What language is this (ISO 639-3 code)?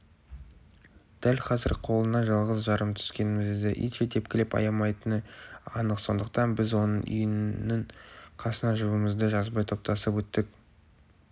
kaz